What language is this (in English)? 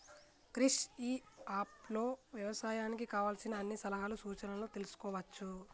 Telugu